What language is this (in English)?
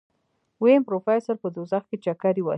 Pashto